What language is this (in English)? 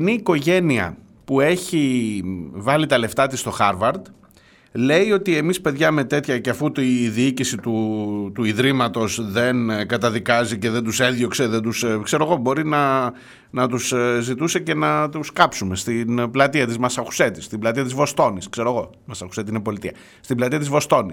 Greek